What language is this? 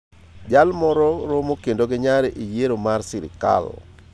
Luo (Kenya and Tanzania)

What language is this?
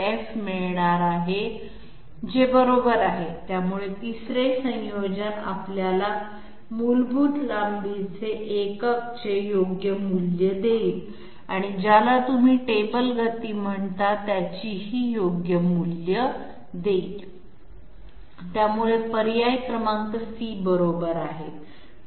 Marathi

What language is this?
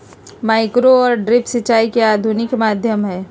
Magahi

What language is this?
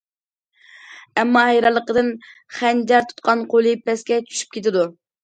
Uyghur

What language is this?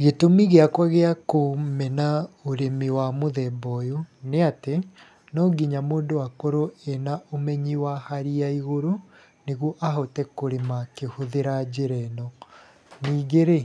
Kikuyu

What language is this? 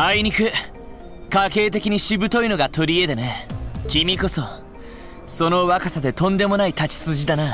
Japanese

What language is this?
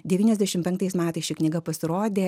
Lithuanian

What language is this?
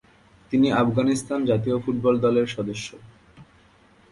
Bangla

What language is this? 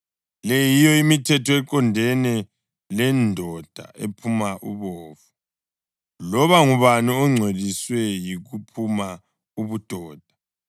North Ndebele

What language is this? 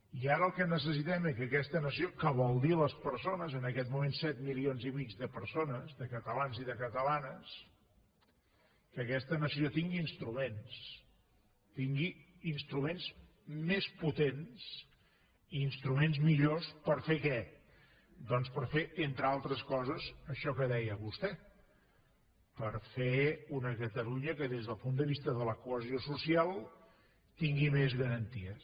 Catalan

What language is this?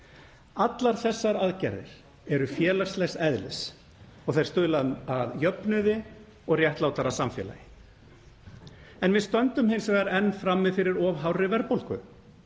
Icelandic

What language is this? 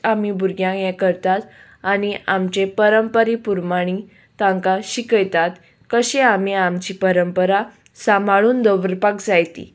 Konkani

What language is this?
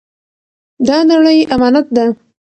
Pashto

